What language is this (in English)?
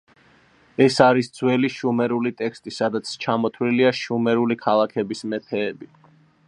Georgian